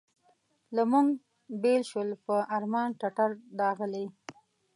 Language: Pashto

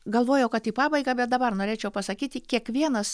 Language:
Lithuanian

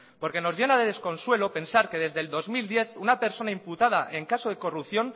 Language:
Spanish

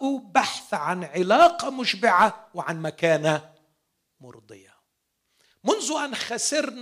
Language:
Arabic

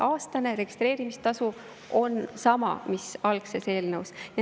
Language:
Estonian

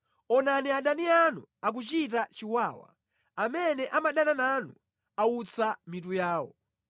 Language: Nyanja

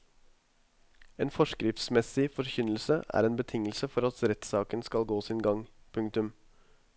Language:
Norwegian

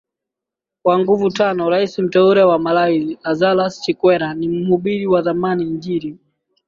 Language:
Swahili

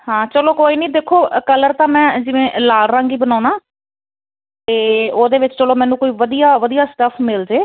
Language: Punjabi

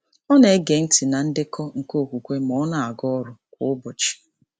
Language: Igbo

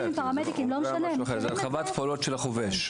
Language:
Hebrew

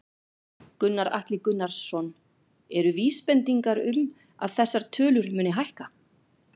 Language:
Icelandic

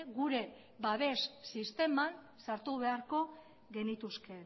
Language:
Basque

